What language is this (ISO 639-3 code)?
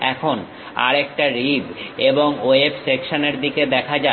ben